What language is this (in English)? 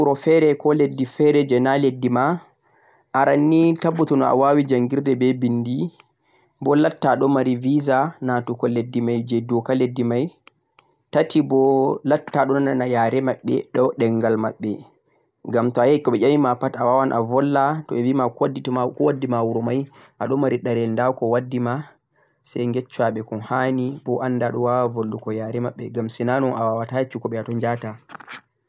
Central-Eastern Niger Fulfulde